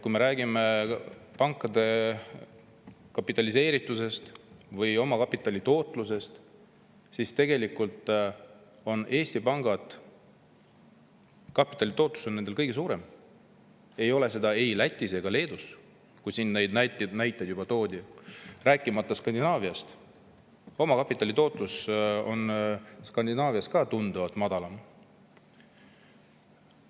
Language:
Estonian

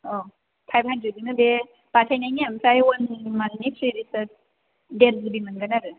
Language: Bodo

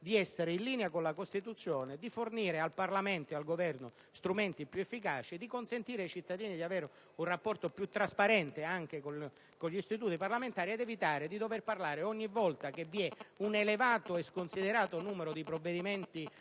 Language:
Italian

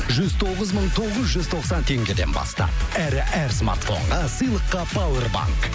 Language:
Kazakh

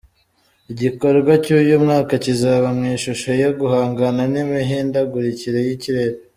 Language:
Kinyarwanda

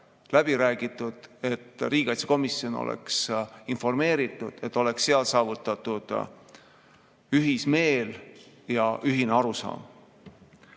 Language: Estonian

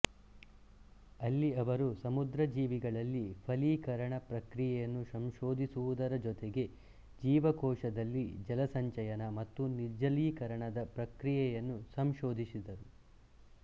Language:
Kannada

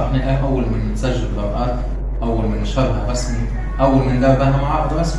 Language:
Arabic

